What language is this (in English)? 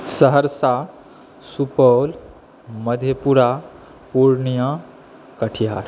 Maithili